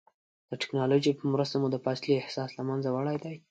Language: Pashto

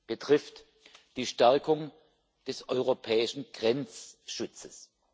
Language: German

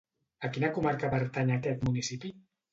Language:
Catalan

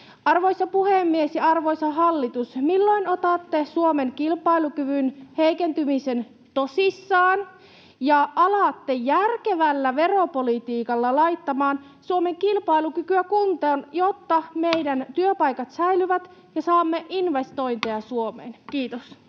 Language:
Finnish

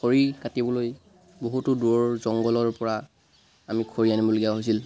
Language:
Assamese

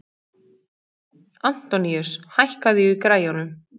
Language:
Icelandic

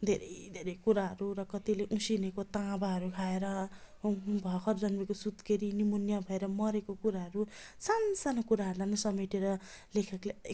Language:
Nepali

